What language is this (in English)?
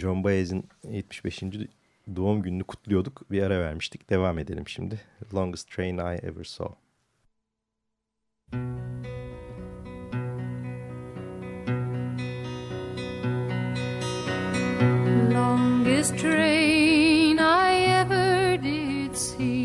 Turkish